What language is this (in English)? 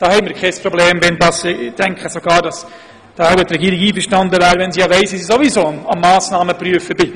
Swiss German